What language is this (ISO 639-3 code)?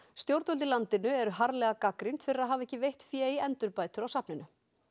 isl